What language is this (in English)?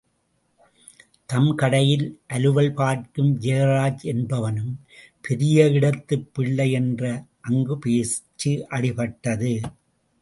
Tamil